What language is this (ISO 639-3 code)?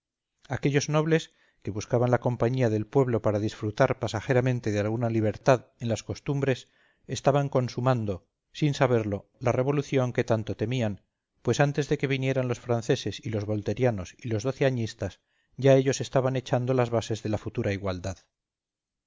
spa